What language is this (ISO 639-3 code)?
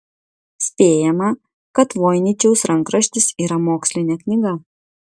lit